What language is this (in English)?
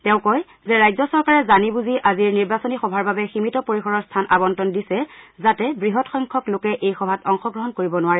Assamese